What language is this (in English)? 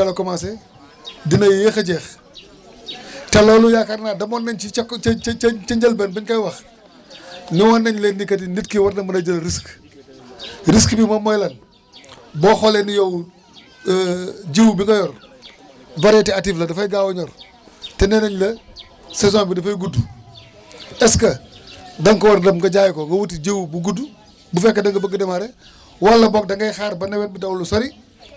Wolof